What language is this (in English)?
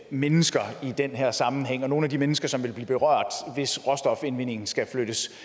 Danish